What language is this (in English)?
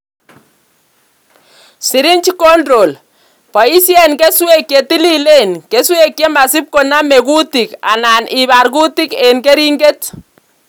Kalenjin